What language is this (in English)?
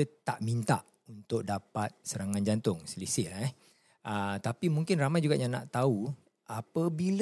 Malay